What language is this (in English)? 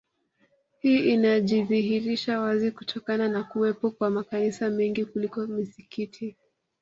Swahili